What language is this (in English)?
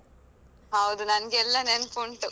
Kannada